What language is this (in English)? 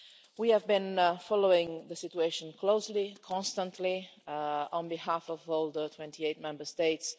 English